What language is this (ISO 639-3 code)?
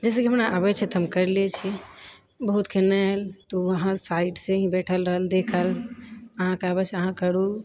mai